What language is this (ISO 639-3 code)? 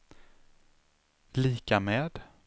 swe